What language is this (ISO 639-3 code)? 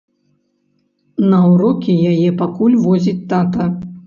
bel